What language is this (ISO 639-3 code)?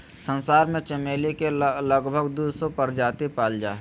mag